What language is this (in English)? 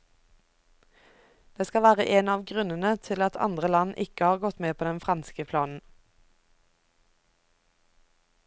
Norwegian